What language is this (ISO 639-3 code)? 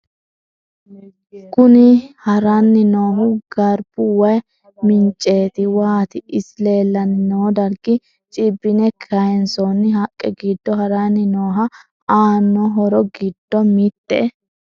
sid